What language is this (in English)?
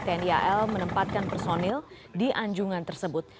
Indonesian